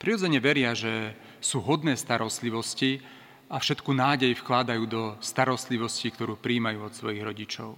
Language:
Slovak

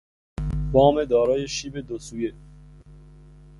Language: Persian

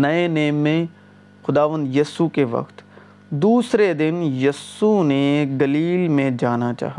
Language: Urdu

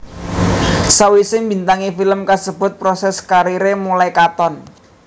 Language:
Javanese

